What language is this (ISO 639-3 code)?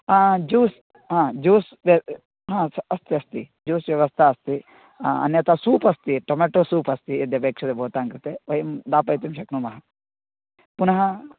san